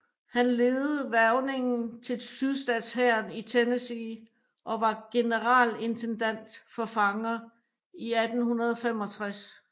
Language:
Danish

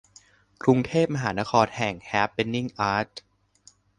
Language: Thai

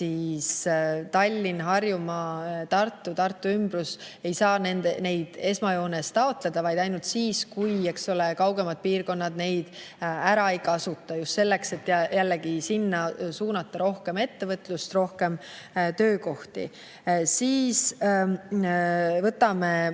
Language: Estonian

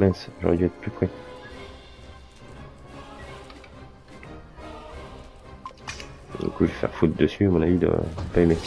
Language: French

